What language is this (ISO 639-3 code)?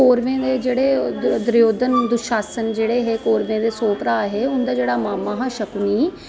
doi